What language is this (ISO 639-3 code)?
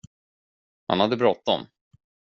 swe